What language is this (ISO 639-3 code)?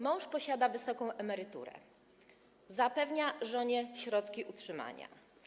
pol